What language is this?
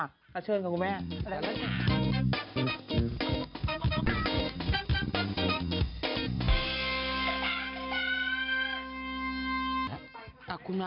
Thai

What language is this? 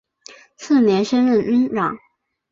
Chinese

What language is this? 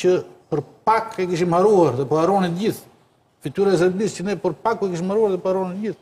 Romanian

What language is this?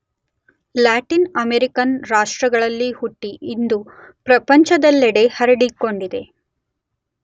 Kannada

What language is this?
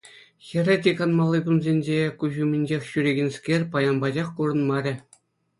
Chuvash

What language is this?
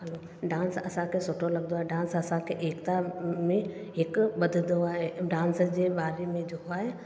Sindhi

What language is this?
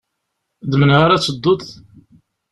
Kabyle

